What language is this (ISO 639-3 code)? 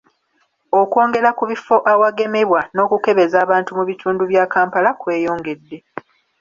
lug